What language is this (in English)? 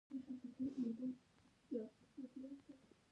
Pashto